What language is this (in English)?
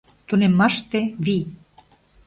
Mari